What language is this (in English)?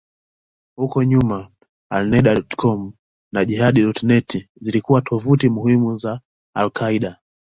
Swahili